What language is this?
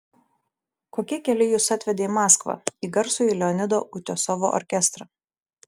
Lithuanian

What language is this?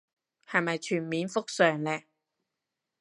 Cantonese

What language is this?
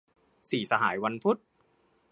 Thai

